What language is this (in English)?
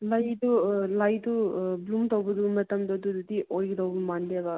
Manipuri